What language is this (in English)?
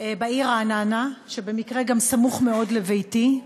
Hebrew